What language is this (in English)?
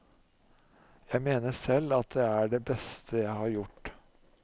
Norwegian